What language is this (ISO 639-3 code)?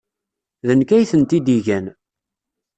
kab